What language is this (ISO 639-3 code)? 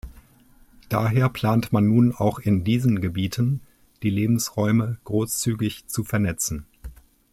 deu